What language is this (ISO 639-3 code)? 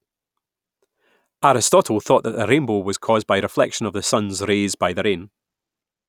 eng